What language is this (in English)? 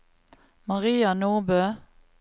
Norwegian